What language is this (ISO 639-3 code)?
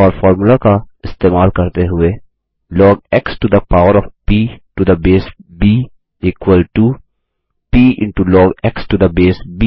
hin